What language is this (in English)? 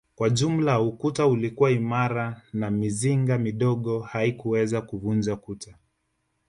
Swahili